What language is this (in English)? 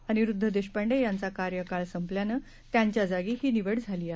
Marathi